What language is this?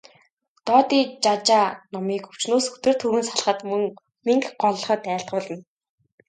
Mongolian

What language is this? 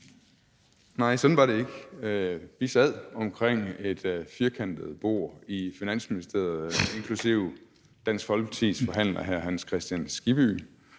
Danish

